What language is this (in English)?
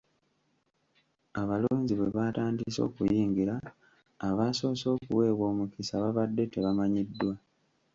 Ganda